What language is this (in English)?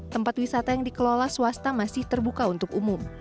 Indonesian